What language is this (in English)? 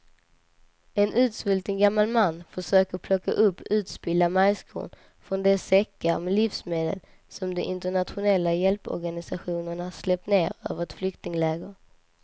Swedish